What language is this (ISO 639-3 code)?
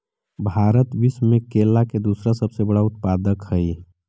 mag